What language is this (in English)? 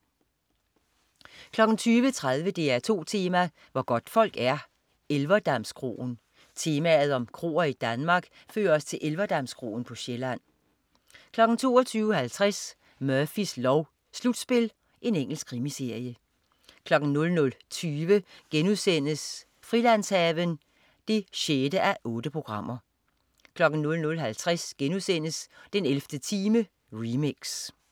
Danish